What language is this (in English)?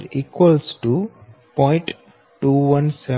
Gujarati